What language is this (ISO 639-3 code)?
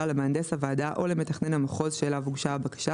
heb